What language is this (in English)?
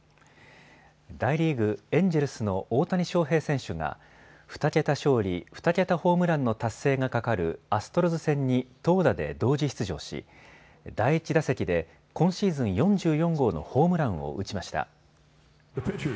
Japanese